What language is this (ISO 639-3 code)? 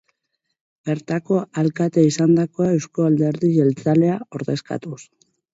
eus